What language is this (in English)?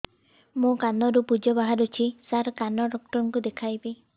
Odia